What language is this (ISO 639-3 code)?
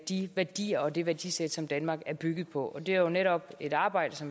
dan